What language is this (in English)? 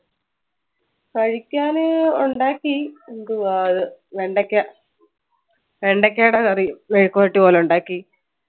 Malayalam